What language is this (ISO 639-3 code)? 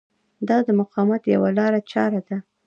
pus